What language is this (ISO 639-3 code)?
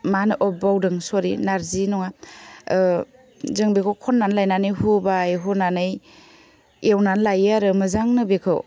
brx